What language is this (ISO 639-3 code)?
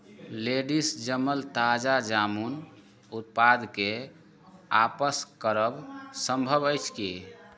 mai